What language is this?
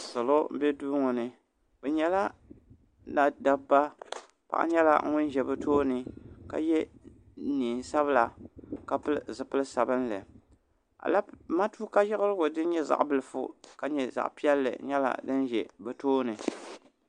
Dagbani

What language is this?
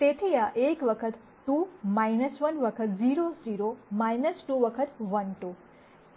Gujarati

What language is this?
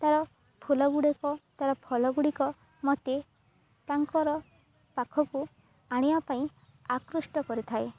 Odia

